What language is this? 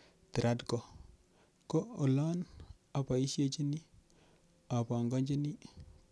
Kalenjin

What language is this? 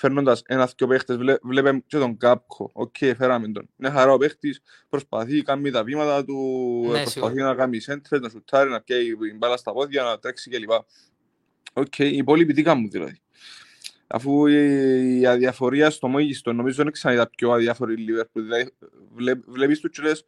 Greek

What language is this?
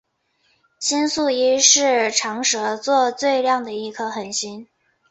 Chinese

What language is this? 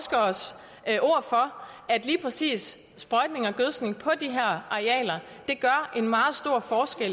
Danish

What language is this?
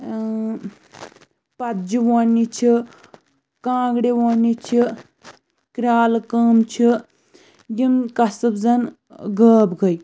Kashmiri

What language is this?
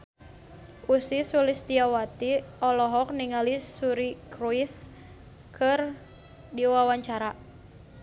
Sundanese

